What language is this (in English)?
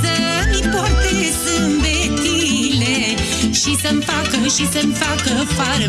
Romanian